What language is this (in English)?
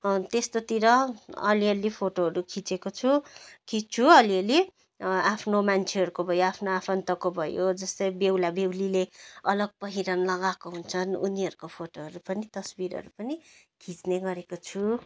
Nepali